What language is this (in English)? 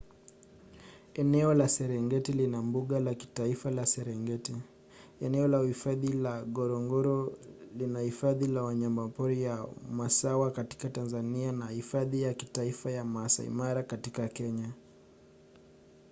Swahili